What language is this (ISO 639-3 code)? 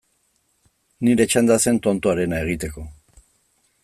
eus